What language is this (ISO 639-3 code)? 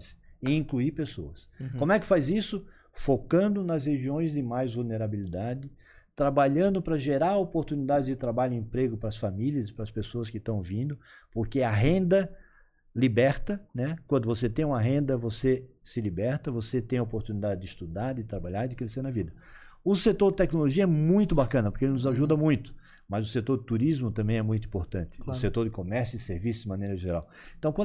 por